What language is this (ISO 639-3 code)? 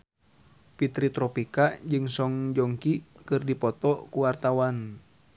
sun